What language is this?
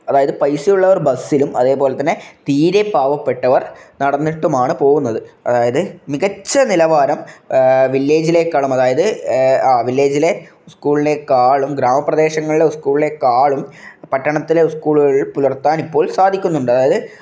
Malayalam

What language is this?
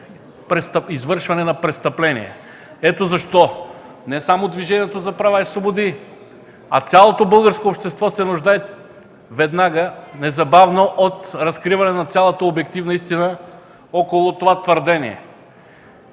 Bulgarian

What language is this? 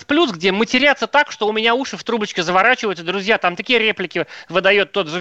Russian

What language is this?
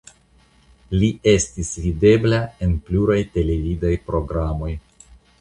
Esperanto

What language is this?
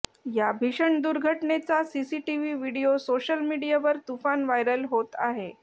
Marathi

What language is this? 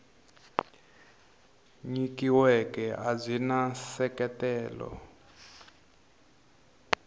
Tsonga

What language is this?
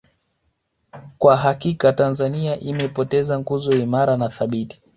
Swahili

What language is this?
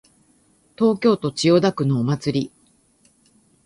Japanese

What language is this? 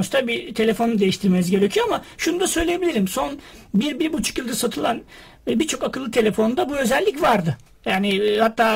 Turkish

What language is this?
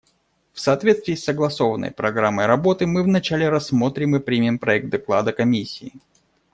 Russian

